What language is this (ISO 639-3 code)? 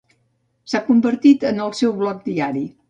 cat